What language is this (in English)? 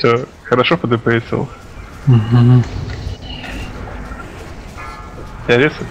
Russian